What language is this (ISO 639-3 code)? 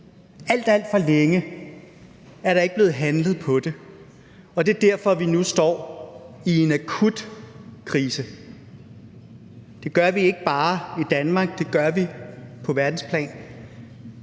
dan